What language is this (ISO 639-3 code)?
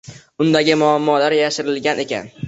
uzb